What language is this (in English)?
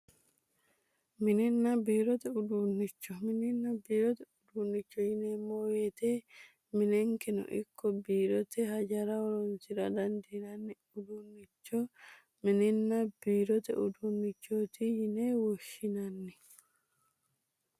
Sidamo